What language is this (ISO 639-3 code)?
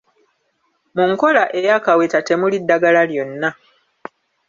lug